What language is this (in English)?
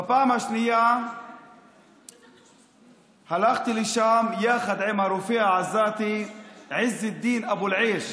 Hebrew